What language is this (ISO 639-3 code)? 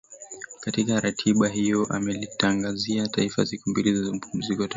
swa